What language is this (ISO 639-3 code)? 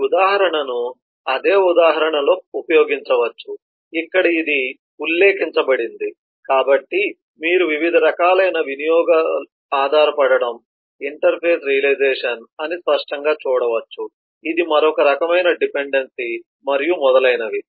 tel